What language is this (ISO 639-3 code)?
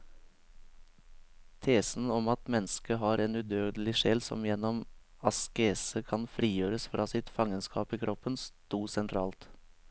nor